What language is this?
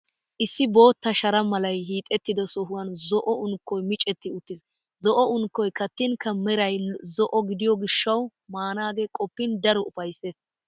Wolaytta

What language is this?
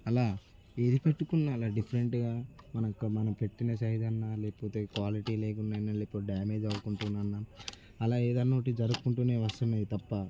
Telugu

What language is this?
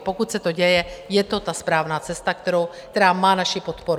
Czech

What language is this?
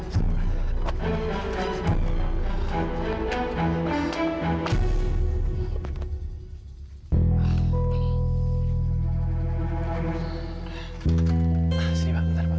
Indonesian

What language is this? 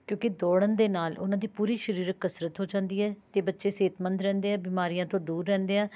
Punjabi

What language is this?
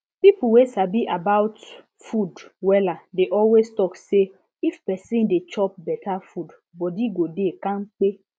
Nigerian Pidgin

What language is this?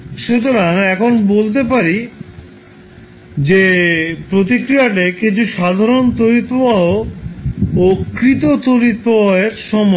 Bangla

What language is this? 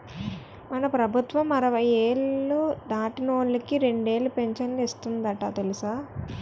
Telugu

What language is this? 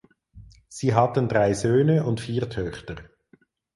German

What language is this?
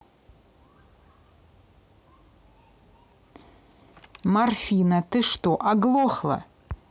Russian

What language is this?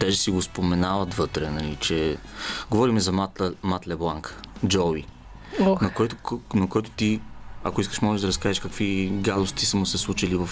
Bulgarian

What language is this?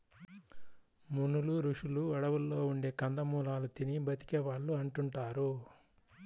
Telugu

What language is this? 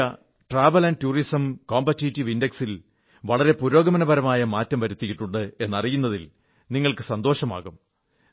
Malayalam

